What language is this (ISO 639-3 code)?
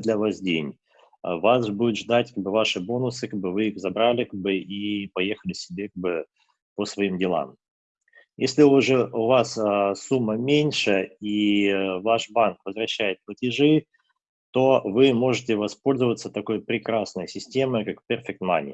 rus